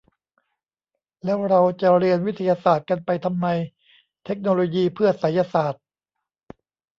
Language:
Thai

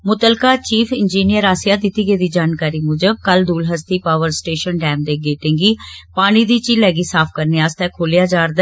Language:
Dogri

